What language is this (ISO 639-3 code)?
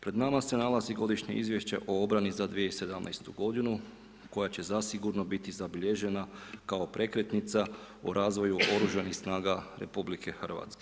hrv